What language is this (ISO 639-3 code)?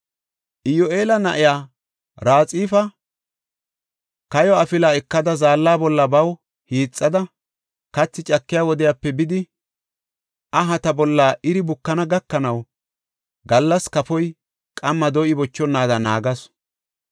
gof